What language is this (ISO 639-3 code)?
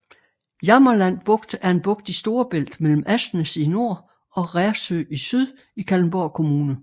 dan